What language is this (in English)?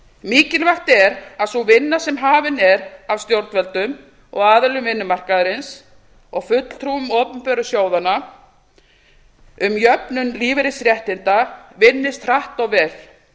Icelandic